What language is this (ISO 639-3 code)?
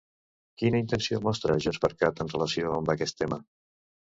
cat